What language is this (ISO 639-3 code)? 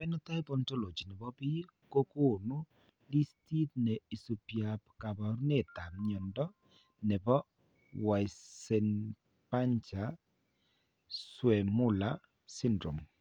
kln